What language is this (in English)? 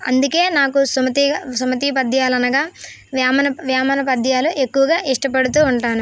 Telugu